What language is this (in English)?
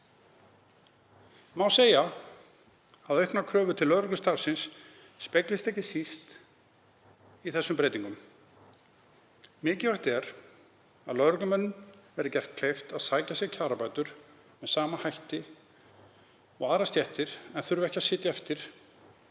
Icelandic